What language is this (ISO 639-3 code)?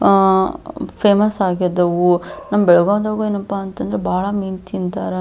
kan